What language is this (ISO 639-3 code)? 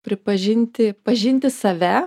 lit